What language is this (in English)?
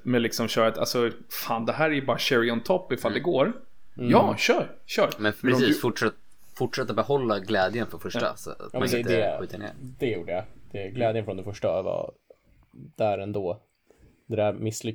Swedish